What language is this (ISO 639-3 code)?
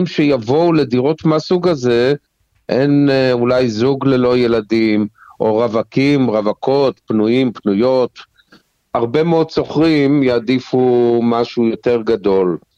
heb